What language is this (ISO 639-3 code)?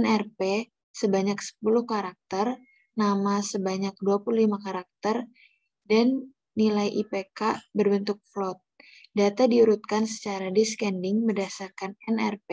ind